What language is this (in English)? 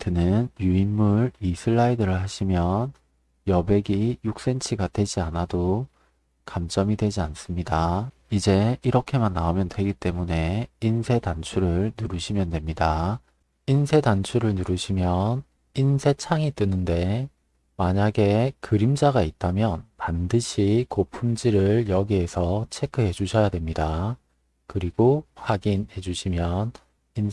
Korean